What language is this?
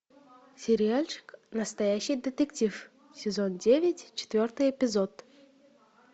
Russian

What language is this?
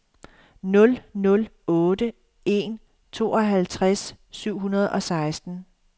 Danish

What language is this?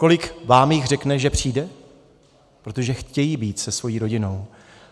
Czech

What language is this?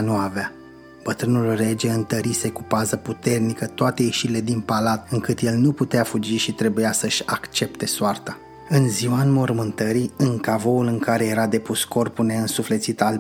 Romanian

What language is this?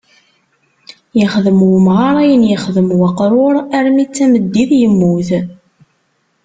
Kabyle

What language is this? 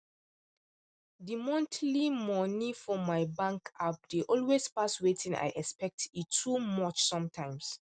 Nigerian Pidgin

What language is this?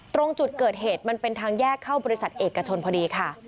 Thai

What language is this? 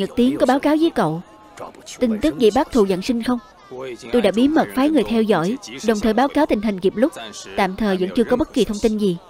Vietnamese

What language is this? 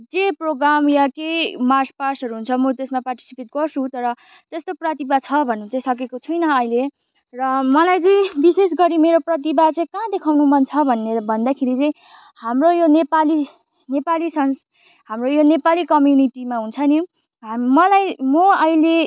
Nepali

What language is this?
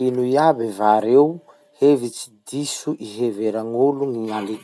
Masikoro Malagasy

